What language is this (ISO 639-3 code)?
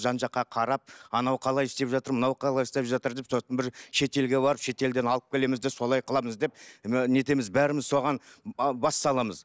kaz